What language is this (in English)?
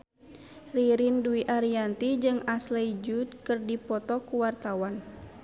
Sundanese